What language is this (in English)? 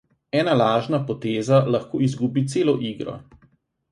Slovenian